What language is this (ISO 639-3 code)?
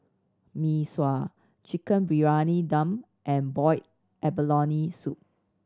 eng